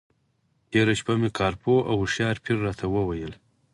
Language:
Pashto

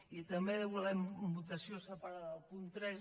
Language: Catalan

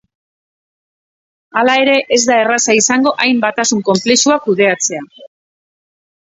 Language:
Basque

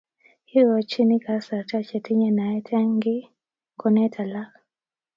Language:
Kalenjin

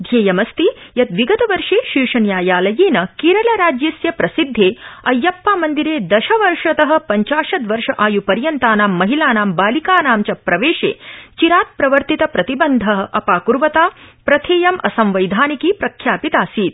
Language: Sanskrit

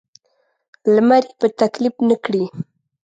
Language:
Pashto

